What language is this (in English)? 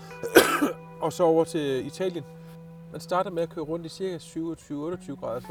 Danish